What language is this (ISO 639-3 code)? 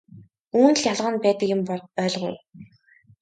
mon